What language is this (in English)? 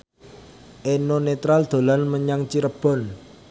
Javanese